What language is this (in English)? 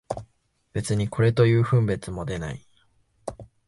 Japanese